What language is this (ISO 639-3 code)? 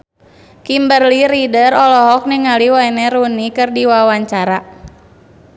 sun